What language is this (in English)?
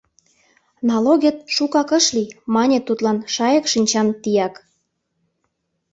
Mari